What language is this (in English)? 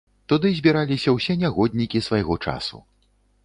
Belarusian